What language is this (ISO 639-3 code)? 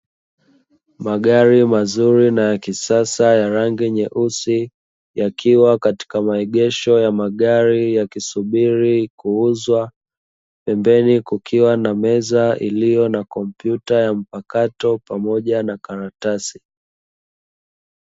swa